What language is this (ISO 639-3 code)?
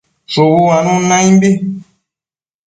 mcf